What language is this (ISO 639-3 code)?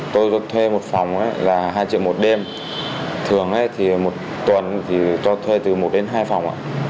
vie